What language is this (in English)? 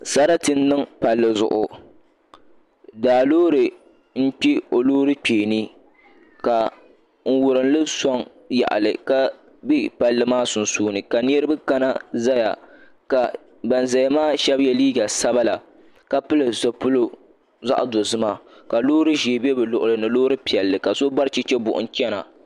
Dagbani